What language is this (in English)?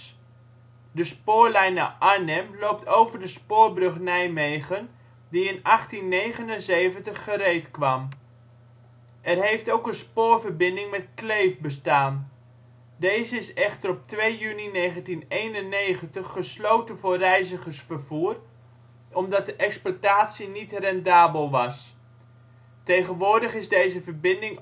Dutch